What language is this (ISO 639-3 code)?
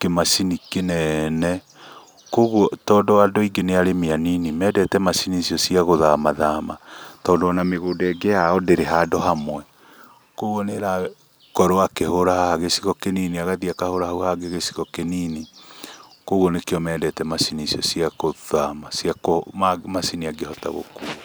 kik